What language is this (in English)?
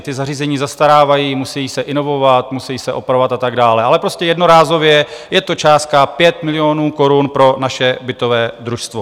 Czech